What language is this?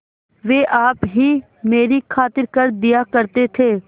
Hindi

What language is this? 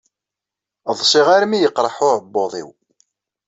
Kabyle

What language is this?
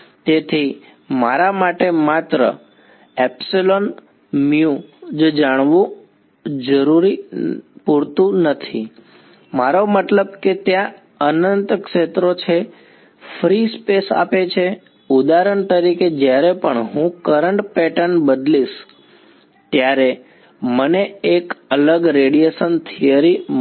Gujarati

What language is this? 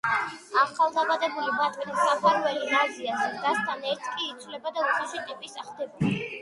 Georgian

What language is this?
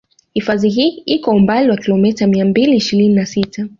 Swahili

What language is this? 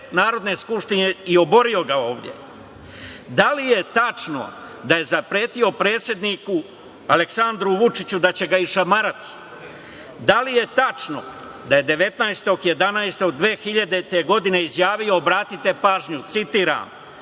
Serbian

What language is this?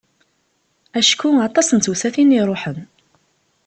Kabyle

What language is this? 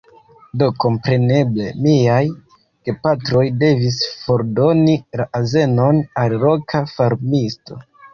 Esperanto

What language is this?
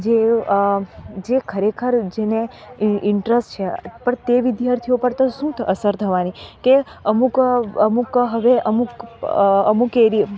Gujarati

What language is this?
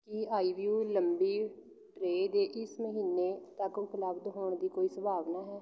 Punjabi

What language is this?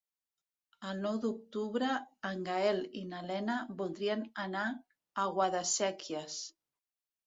Catalan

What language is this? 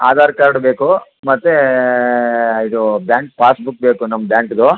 Kannada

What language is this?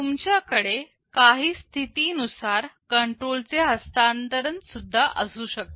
Marathi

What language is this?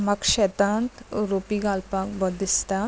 Konkani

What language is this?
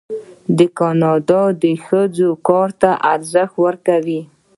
Pashto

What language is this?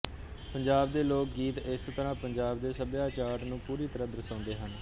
Punjabi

